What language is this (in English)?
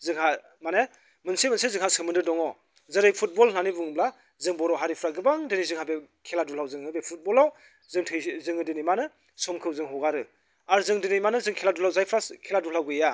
Bodo